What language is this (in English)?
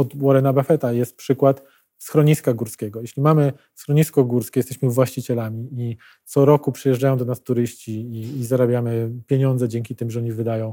Polish